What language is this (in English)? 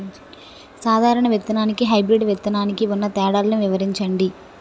Telugu